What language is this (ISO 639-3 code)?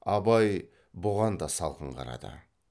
kaz